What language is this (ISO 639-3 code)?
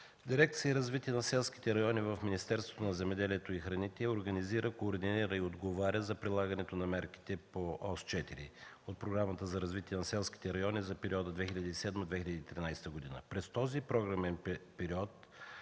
bul